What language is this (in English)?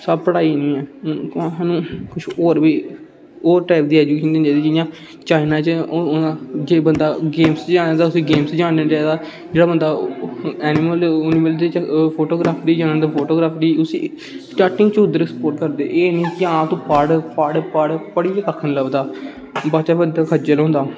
Dogri